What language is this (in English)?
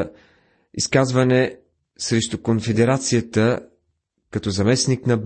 Bulgarian